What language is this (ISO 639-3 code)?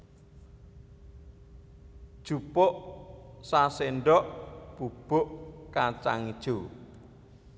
jav